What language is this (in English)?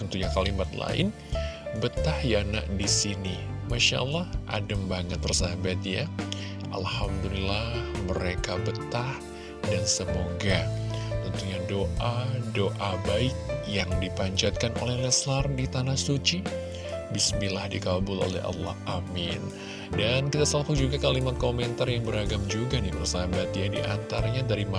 Indonesian